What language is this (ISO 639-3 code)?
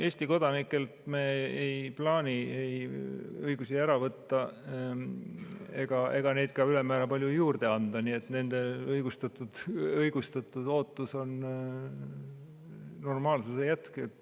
est